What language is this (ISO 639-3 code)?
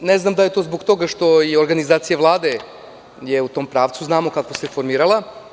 srp